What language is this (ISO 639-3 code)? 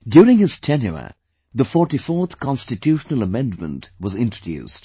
eng